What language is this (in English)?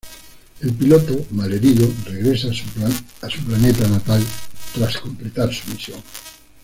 Spanish